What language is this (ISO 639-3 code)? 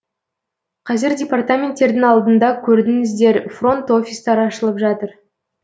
kaz